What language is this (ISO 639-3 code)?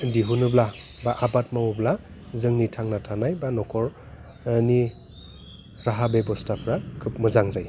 brx